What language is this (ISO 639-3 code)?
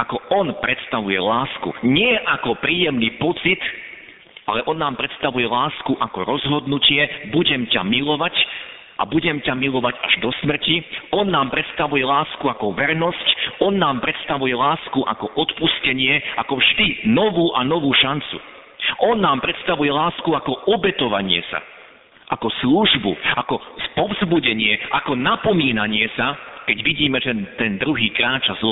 slk